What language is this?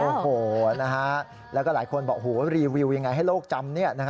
Thai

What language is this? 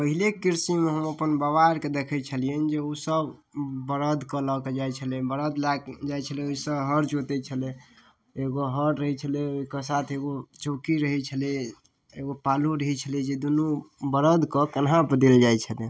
Maithili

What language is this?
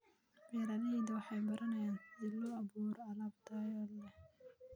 Somali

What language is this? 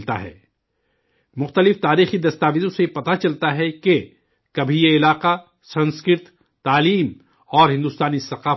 Urdu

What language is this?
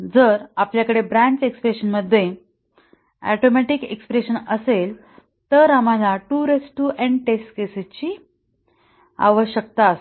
Marathi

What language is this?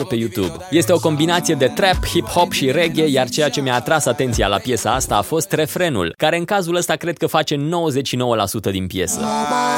Romanian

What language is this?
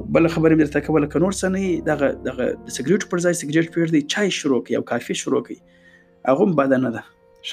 Urdu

